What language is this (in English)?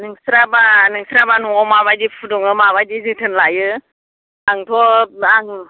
Bodo